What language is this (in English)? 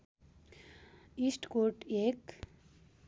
Nepali